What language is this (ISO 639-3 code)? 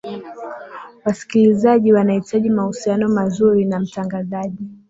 swa